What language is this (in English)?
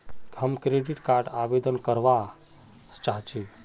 Magahi